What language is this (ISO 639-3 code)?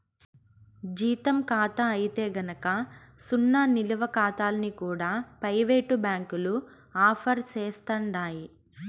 tel